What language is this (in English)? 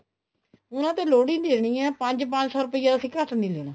Punjabi